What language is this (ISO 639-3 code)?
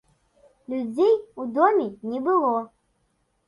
bel